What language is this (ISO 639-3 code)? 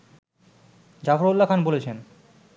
ben